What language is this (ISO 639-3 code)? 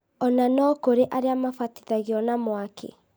kik